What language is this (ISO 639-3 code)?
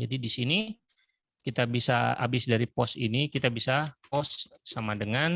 ind